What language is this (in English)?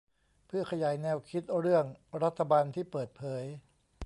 Thai